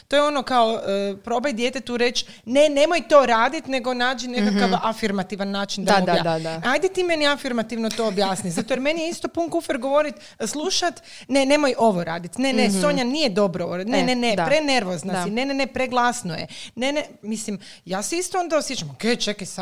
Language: Croatian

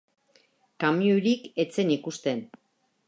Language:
Basque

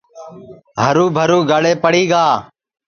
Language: Sansi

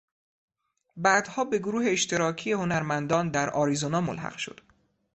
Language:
Persian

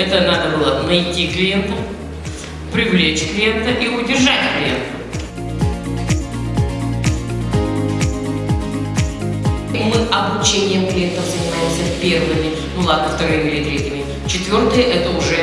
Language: Russian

